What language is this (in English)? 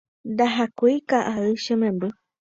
Guarani